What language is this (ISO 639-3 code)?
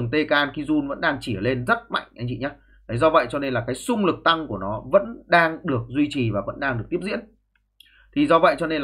vie